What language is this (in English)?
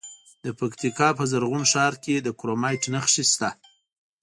Pashto